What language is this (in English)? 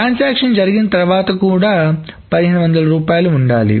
Telugu